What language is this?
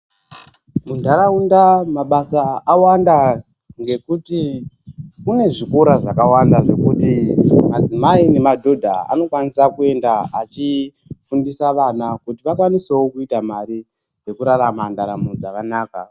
Ndau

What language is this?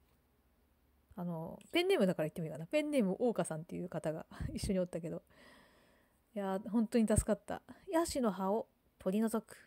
Japanese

